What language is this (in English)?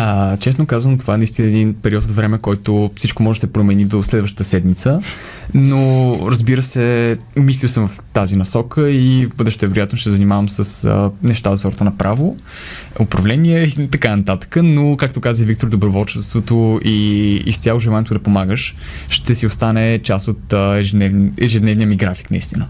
Bulgarian